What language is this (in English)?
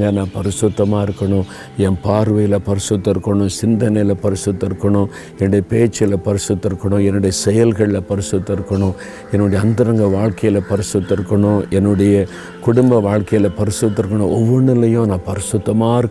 Tamil